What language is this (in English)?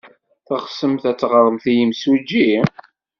Kabyle